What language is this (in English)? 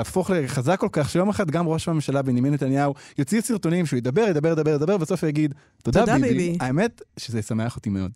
Hebrew